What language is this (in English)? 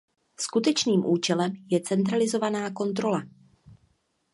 Czech